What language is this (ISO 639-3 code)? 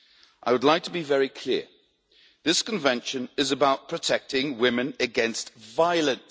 eng